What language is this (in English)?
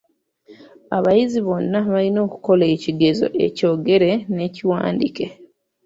Ganda